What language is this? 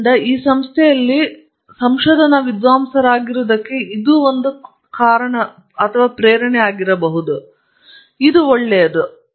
Kannada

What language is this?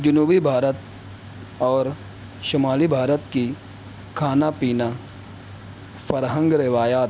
Urdu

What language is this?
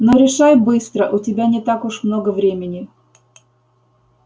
Russian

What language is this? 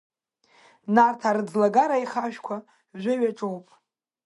Abkhazian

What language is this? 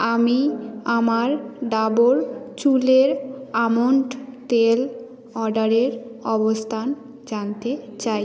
Bangla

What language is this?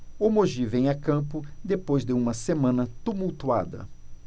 Portuguese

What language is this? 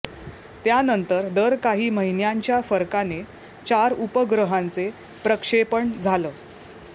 Marathi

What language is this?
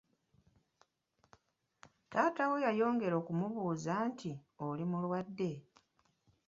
Ganda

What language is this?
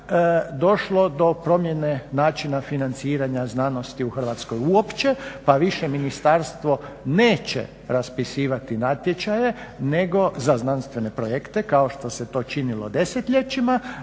Croatian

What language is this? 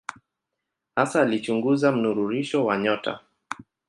Swahili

